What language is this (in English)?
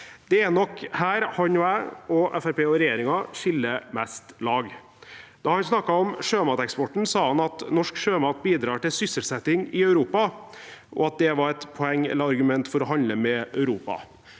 Norwegian